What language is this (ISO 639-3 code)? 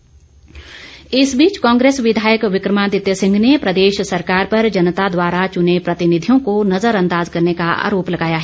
hin